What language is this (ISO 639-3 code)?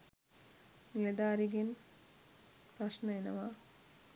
sin